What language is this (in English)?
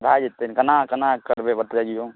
Maithili